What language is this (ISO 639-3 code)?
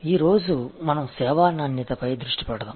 tel